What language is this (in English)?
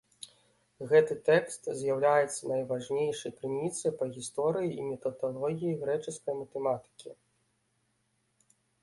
Belarusian